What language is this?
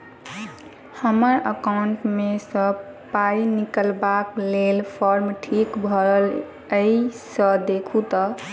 Maithili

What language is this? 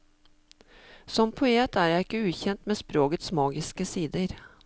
Norwegian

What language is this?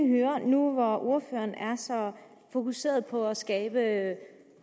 Danish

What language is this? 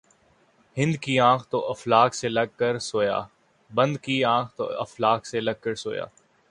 Urdu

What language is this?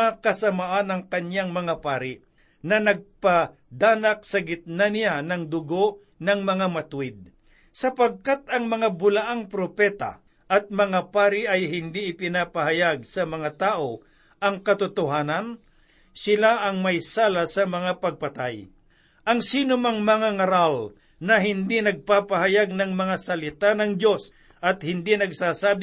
Filipino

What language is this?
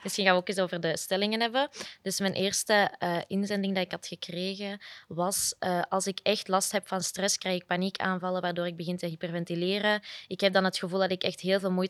Dutch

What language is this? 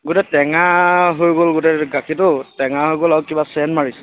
Assamese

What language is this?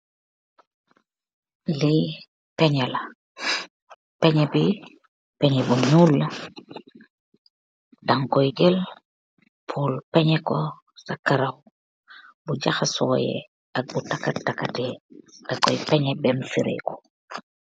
Wolof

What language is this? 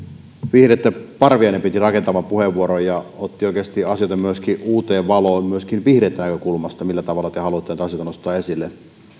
Finnish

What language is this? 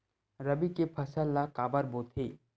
Chhattisgarhi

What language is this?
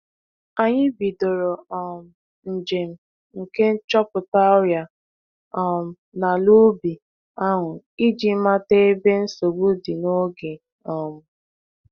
Igbo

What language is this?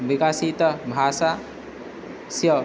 Sanskrit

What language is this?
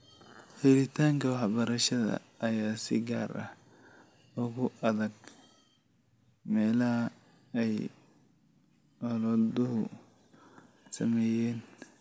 Somali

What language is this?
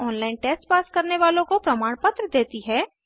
Hindi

